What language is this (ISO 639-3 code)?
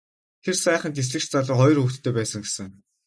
mon